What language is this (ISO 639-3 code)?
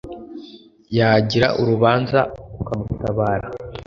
kin